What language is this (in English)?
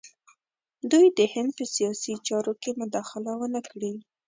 Pashto